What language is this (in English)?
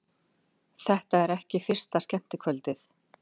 Icelandic